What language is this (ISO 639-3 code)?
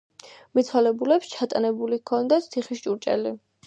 kat